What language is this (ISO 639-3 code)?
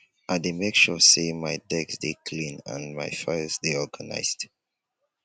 pcm